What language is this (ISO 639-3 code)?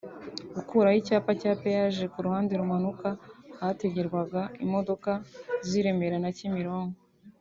kin